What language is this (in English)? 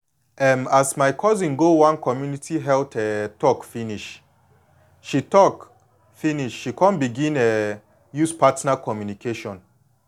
Nigerian Pidgin